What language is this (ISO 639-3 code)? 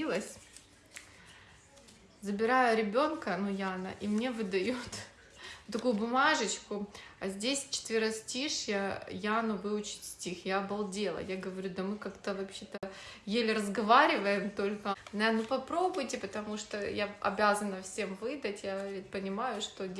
rus